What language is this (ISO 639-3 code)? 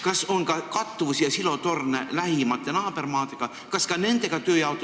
est